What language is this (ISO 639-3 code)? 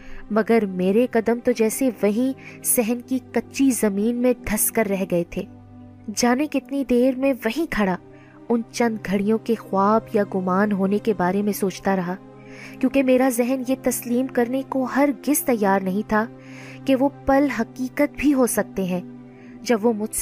urd